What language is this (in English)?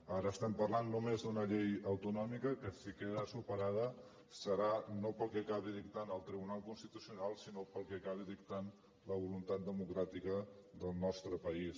Catalan